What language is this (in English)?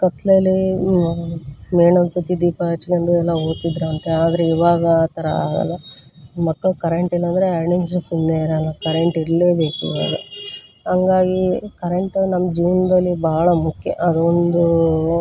Kannada